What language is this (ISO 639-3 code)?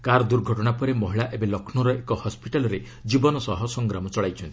ori